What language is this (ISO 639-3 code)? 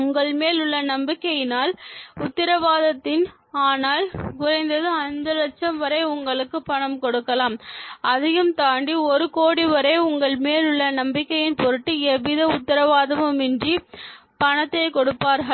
tam